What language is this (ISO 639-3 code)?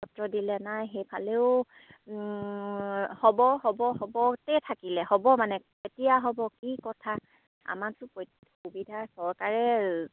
asm